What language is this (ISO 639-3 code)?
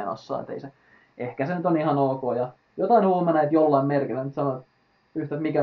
fin